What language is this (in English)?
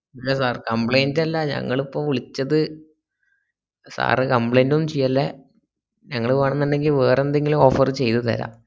Malayalam